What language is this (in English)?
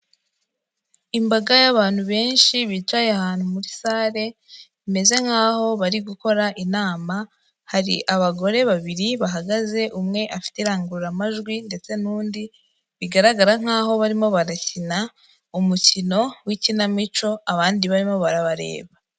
Kinyarwanda